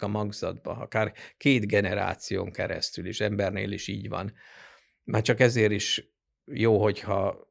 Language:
Hungarian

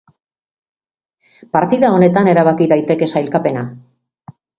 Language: Basque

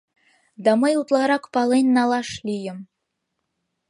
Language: Mari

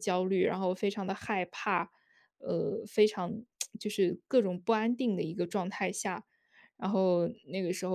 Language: Chinese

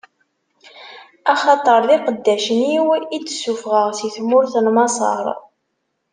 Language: Kabyle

